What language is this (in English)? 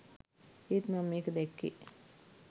Sinhala